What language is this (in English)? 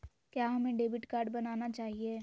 Magahi